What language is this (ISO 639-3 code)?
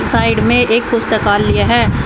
hin